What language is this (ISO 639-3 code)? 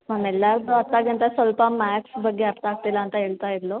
kan